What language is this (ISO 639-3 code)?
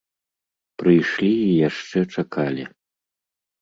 bel